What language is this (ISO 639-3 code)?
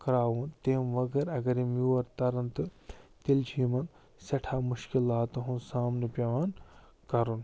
kas